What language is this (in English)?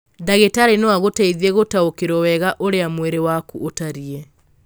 Kikuyu